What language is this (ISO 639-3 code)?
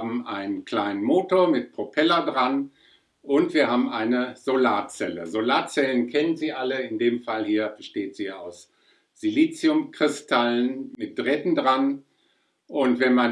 deu